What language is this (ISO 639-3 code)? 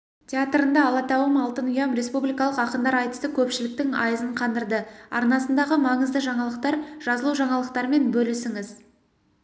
kaz